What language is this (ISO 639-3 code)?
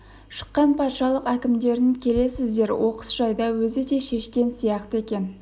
kaz